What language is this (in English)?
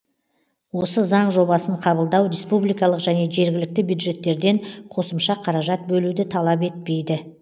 Kazakh